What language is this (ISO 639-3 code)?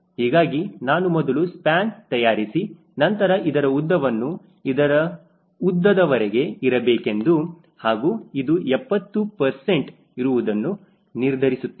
kan